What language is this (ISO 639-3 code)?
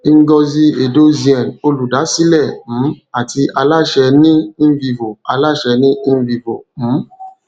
yor